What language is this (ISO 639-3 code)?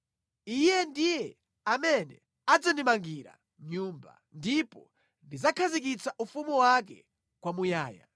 nya